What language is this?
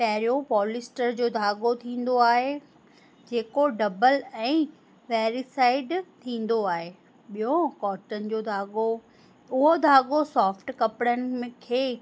Sindhi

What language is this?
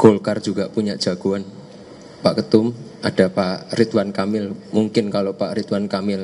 Indonesian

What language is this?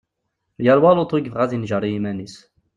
Kabyle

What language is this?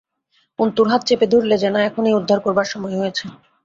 Bangla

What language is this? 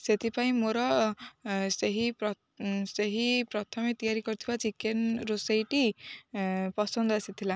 Odia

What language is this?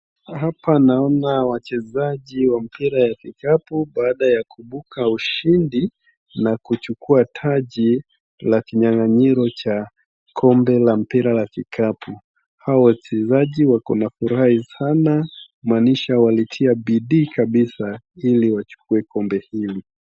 Swahili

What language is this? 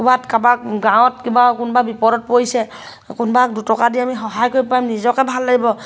Assamese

